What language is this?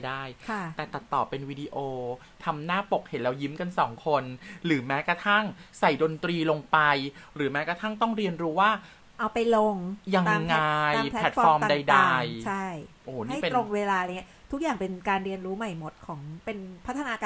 Thai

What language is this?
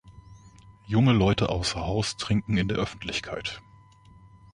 German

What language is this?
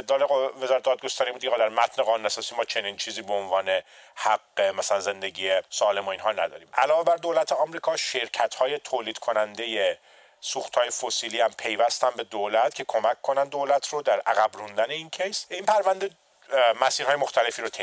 Persian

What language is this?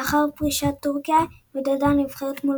Hebrew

